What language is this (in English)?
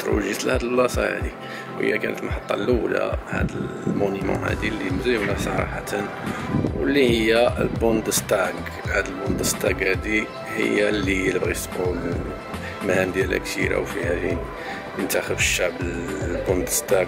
Arabic